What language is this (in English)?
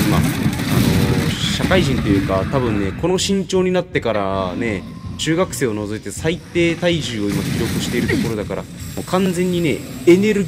Japanese